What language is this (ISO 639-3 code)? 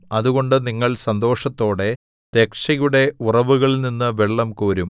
mal